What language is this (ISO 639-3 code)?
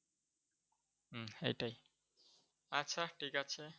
ben